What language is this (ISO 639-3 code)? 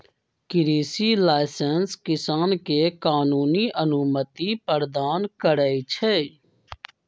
mag